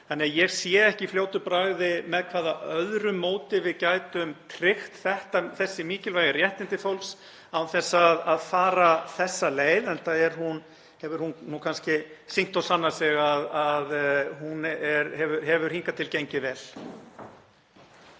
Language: Icelandic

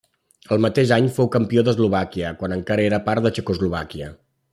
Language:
Catalan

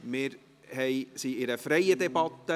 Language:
Swiss German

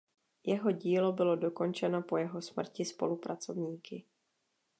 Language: Czech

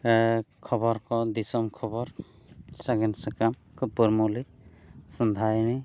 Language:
Santali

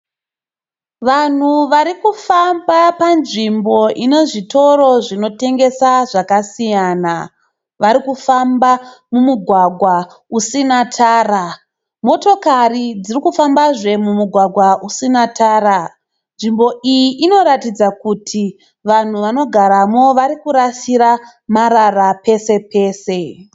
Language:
Shona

